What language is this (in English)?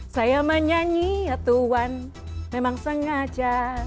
Indonesian